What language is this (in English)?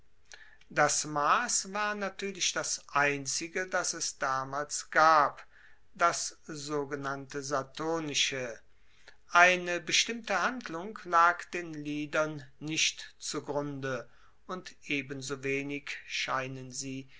German